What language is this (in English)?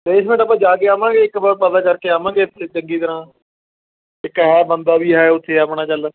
Punjabi